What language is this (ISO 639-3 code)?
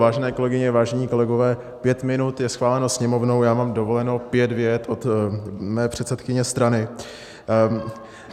ces